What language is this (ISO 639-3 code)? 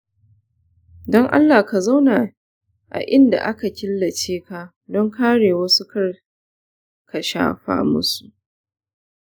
hau